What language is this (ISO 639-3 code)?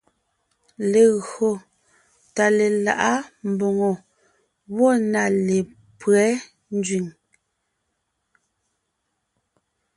nnh